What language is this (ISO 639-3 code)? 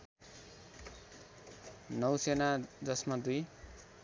nep